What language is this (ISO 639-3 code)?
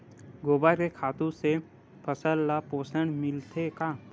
hne